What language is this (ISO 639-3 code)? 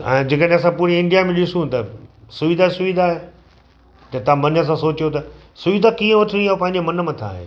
snd